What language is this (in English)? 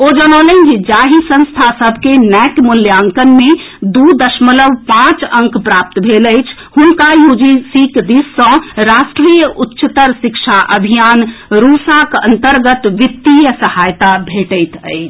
Maithili